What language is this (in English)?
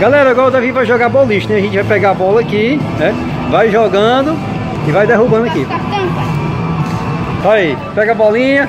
Portuguese